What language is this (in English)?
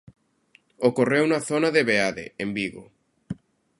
Galician